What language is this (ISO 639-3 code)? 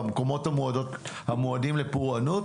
heb